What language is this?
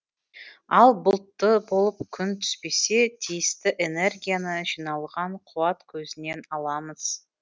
Kazakh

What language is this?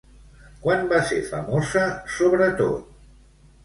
Catalan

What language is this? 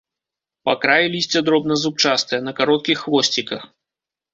Belarusian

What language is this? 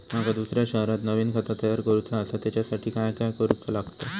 Marathi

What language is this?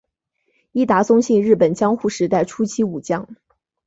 Chinese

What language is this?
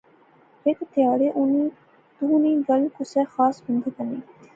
Pahari-Potwari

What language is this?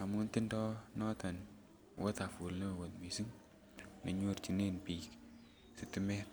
Kalenjin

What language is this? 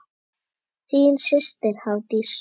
Icelandic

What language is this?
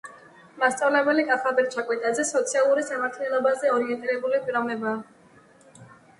Georgian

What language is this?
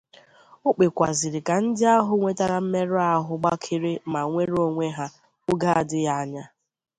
Igbo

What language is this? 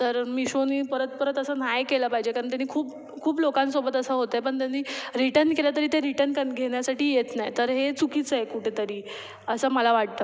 Marathi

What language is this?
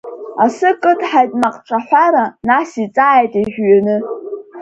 Abkhazian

